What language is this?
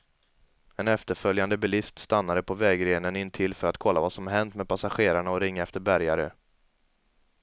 Swedish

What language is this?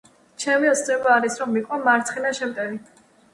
Georgian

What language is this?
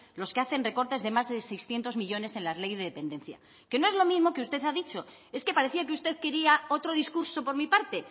Spanish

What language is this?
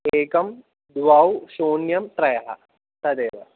Sanskrit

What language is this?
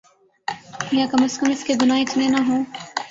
Urdu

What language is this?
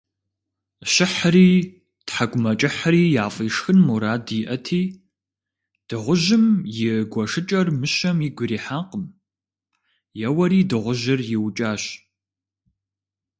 Kabardian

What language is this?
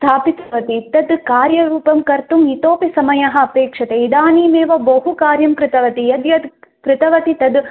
Sanskrit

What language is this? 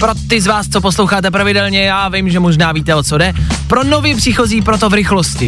Czech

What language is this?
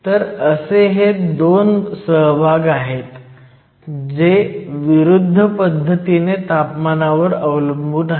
Marathi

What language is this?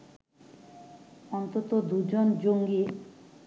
Bangla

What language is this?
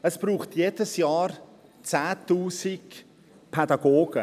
Swiss German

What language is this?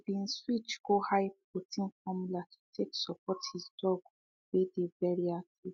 Nigerian Pidgin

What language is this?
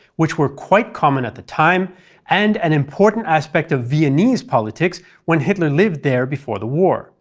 English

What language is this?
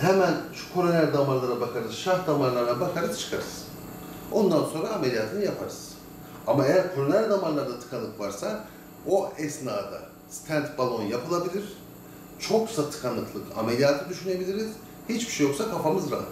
Turkish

